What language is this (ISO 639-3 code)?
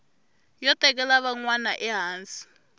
tso